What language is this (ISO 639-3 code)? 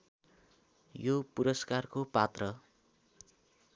nep